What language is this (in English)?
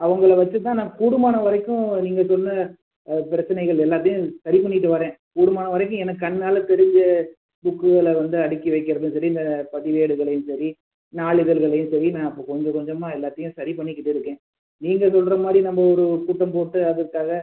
Tamil